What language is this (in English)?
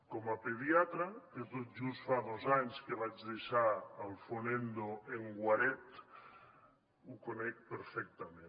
Catalan